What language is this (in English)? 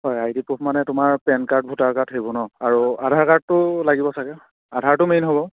Assamese